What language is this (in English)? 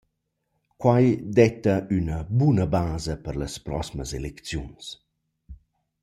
Romansh